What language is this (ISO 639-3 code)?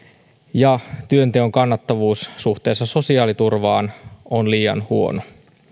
fin